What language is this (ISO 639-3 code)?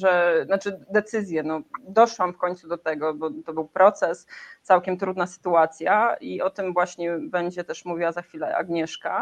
pol